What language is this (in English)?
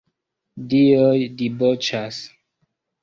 Esperanto